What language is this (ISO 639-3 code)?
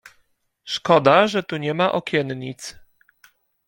pol